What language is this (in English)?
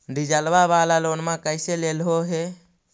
Magahi